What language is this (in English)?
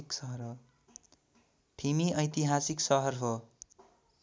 Nepali